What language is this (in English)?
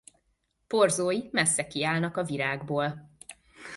Hungarian